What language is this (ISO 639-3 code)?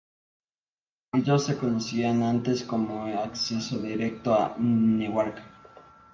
spa